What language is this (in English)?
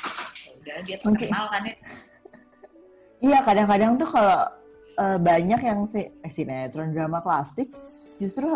Indonesian